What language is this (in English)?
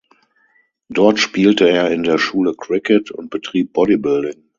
German